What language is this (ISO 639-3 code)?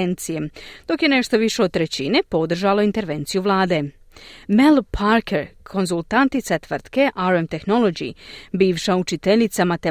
hrv